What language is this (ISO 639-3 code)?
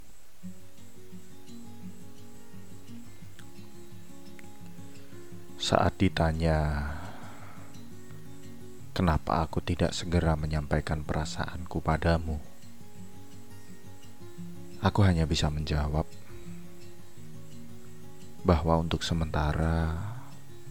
ind